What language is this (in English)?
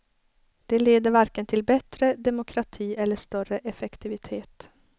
Swedish